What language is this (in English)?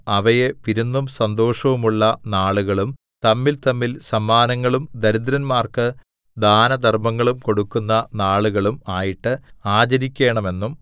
Malayalam